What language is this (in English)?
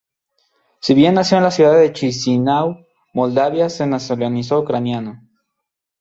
Spanish